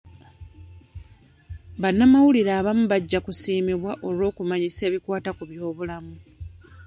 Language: Ganda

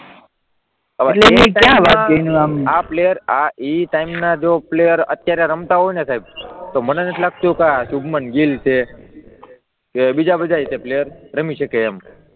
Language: Gujarati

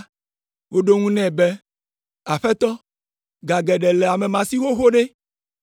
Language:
Ewe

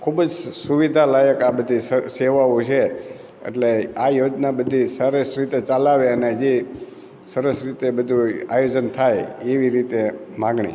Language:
Gujarati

